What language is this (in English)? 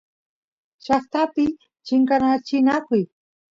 Santiago del Estero Quichua